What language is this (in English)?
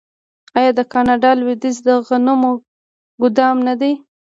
Pashto